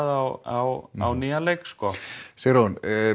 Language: Icelandic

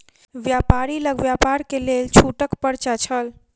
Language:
Maithili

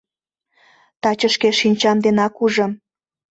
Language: Mari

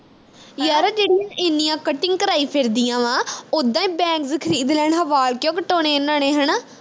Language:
Punjabi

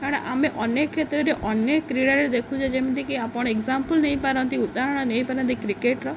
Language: Odia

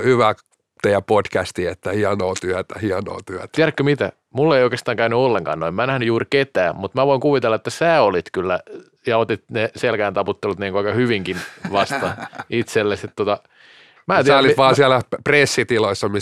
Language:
Finnish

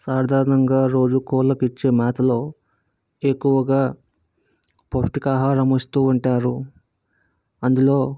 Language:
Telugu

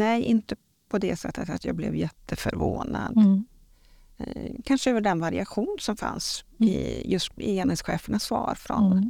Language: Swedish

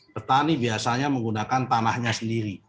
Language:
Indonesian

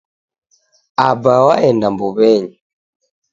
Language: Taita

